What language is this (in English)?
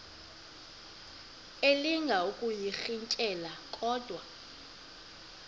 Xhosa